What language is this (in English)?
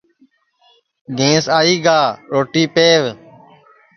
Sansi